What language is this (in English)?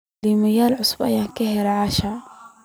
Somali